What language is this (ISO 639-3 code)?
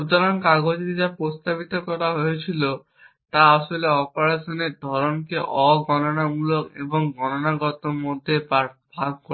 ben